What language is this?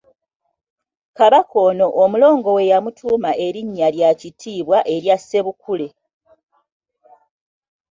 Ganda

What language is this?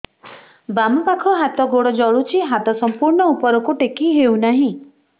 Odia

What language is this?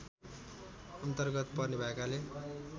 Nepali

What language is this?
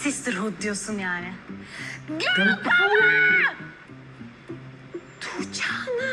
Turkish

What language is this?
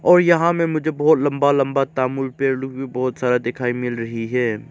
Hindi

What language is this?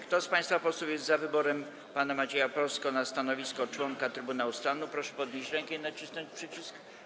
Polish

